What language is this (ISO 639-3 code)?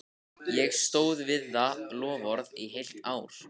isl